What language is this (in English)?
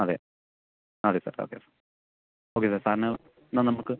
Malayalam